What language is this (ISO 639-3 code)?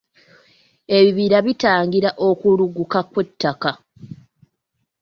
lug